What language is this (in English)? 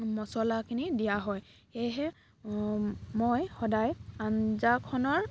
Assamese